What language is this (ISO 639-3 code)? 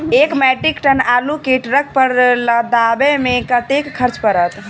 mai